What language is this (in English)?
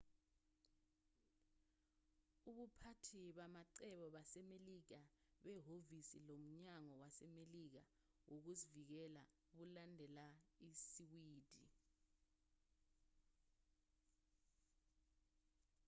Zulu